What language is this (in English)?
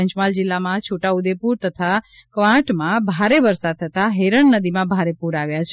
Gujarati